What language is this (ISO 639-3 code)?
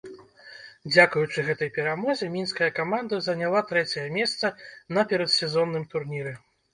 bel